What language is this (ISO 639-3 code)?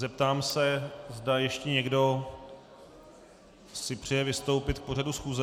ces